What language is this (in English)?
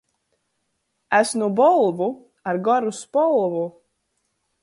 Latgalian